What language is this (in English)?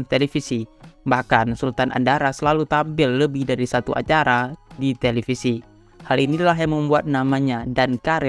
Indonesian